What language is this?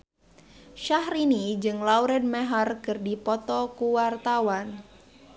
Sundanese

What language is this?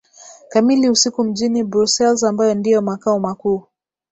Swahili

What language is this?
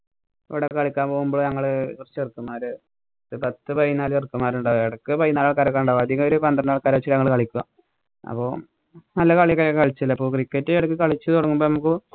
Malayalam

